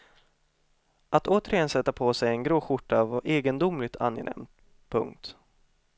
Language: Swedish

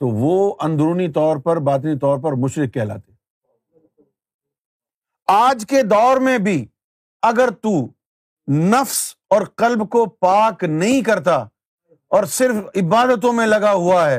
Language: Urdu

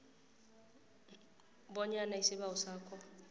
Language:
South Ndebele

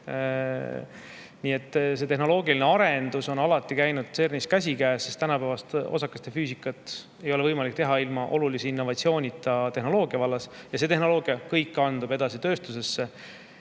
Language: Estonian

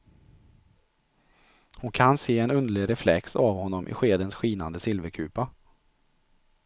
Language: Swedish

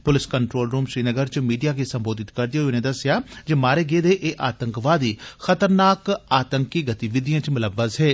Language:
Dogri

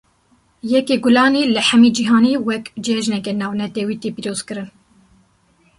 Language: Kurdish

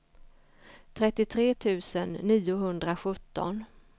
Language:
Swedish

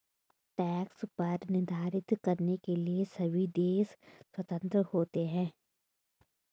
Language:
Hindi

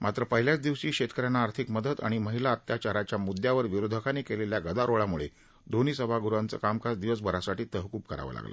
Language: Marathi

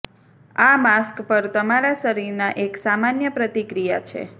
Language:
Gujarati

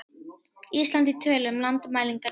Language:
Icelandic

